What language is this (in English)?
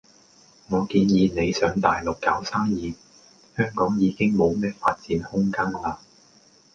Cantonese